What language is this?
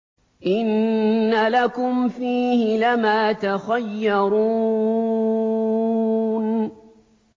Arabic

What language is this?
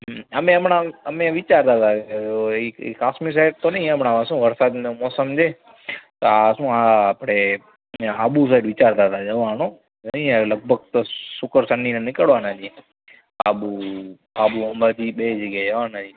Gujarati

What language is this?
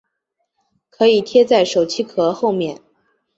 Chinese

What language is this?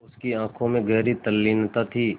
Hindi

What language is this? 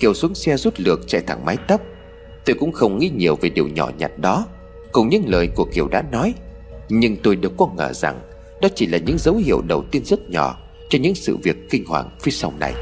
Vietnamese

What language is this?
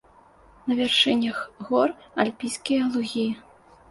Belarusian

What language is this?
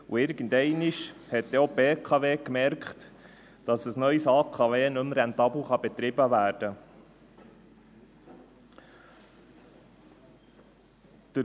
Swiss German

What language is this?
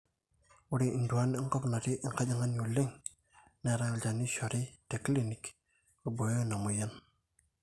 Masai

